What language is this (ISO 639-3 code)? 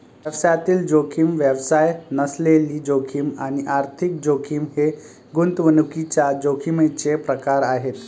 mar